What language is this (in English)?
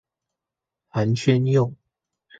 Chinese